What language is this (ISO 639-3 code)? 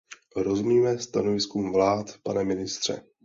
ces